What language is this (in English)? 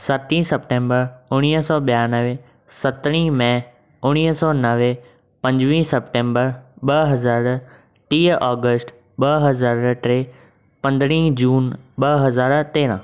Sindhi